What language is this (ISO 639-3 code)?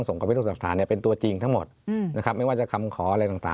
tha